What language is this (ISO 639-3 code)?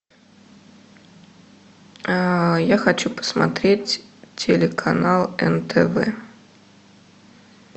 rus